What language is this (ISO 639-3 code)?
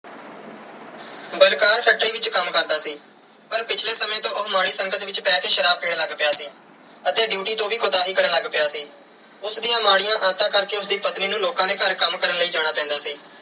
pan